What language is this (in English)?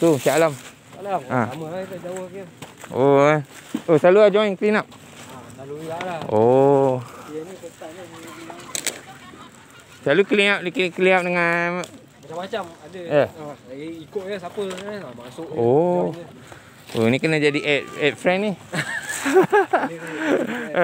Malay